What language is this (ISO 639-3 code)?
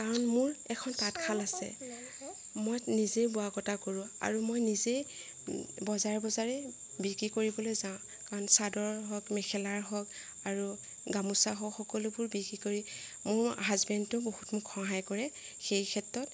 asm